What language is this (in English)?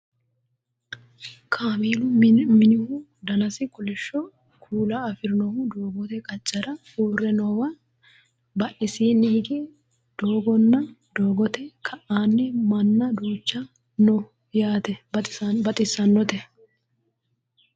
Sidamo